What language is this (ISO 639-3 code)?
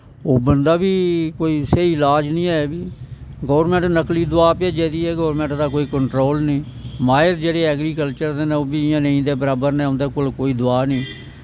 doi